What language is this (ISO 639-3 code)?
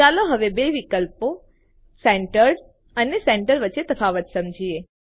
guj